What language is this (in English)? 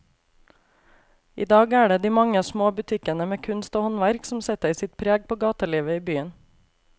Norwegian